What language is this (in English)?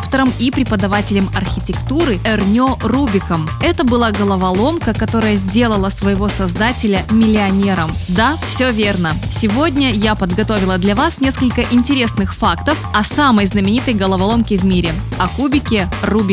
Russian